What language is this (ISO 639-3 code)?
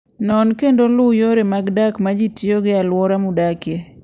luo